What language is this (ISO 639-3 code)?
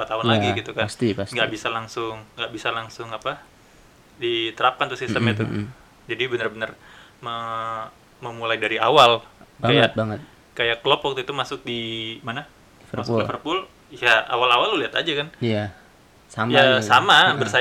ind